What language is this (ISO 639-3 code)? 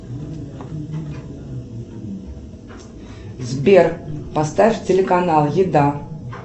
rus